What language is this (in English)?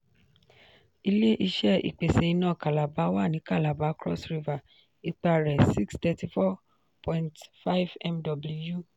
Yoruba